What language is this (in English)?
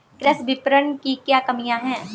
Hindi